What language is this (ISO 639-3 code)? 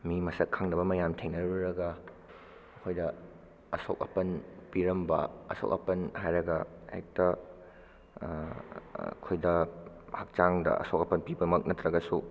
mni